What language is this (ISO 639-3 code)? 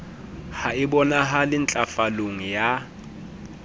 sot